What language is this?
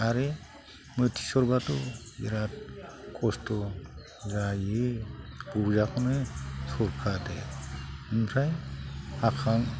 Bodo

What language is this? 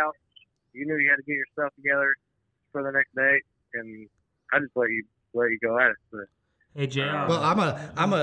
English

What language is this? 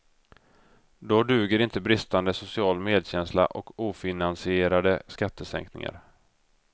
Swedish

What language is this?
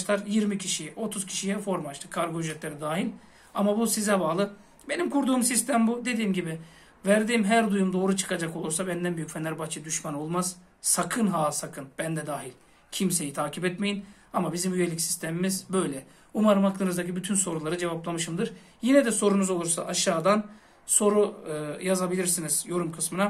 Turkish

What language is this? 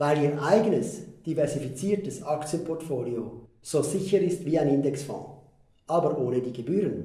German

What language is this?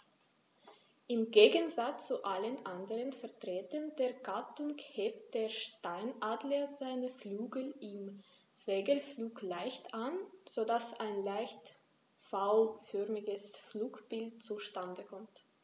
German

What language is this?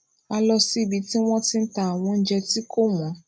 Yoruba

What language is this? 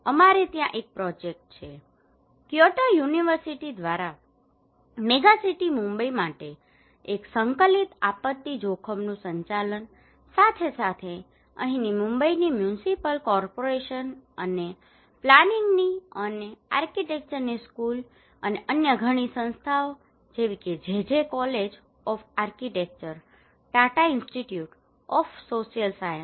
Gujarati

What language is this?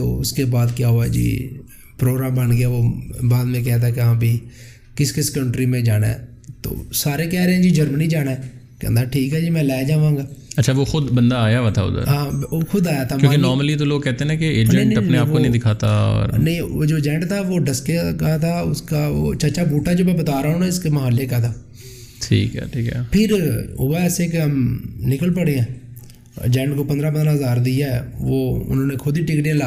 Urdu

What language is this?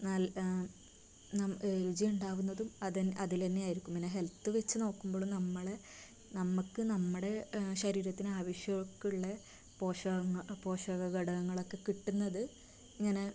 Malayalam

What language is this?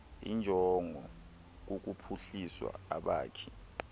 Xhosa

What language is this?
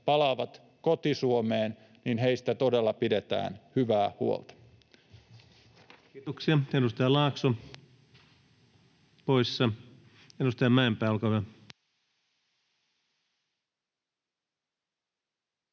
Finnish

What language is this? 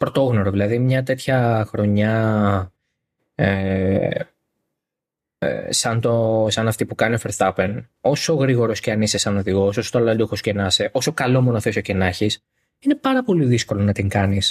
Greek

